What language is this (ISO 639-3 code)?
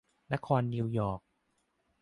tha